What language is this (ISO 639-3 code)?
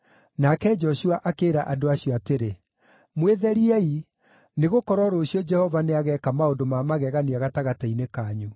kik